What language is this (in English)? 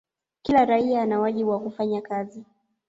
Swahili